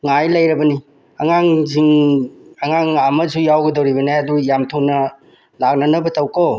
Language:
Manipuri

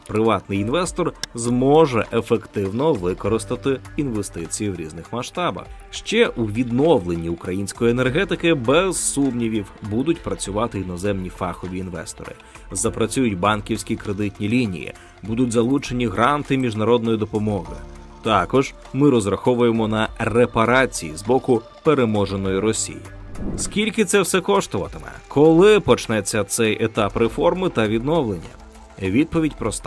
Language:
Ukrainian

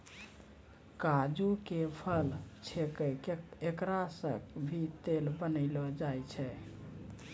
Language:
Maithili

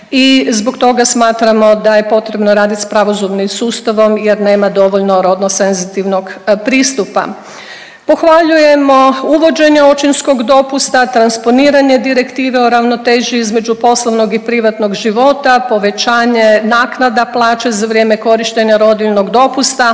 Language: Croatian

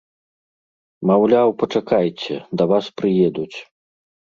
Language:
Belarusian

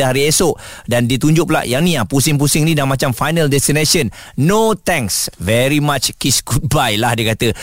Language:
Malay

